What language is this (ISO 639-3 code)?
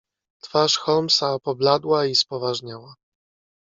pol